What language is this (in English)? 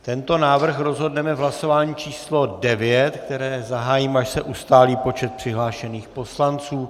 Czech